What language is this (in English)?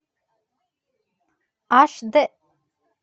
Russian